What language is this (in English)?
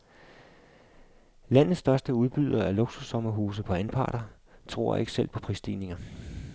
Danish